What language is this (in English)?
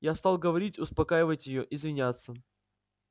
Russian